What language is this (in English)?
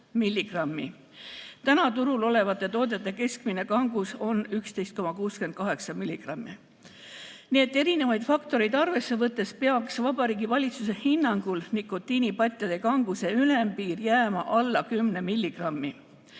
Estonian